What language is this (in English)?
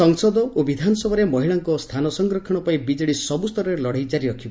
Odia